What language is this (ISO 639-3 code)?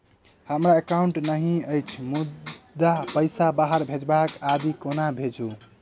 mai